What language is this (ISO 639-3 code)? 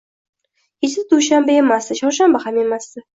uzb